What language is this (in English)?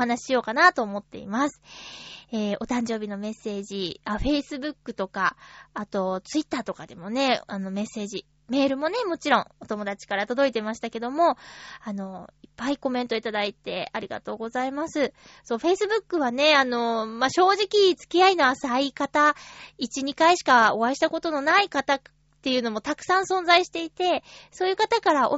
Japanese